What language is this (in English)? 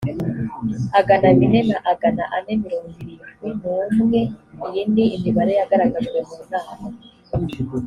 Kinyarwanda